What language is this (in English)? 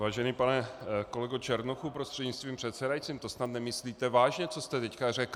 Czech